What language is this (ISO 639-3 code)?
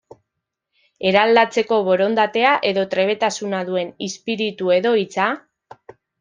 eus